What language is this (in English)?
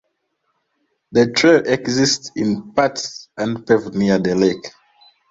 English